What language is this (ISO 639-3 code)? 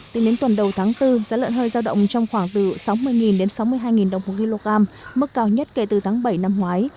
vie